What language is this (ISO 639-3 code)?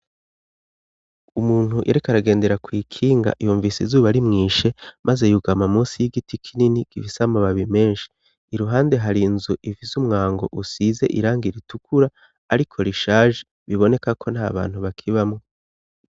run